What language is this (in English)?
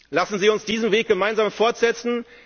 German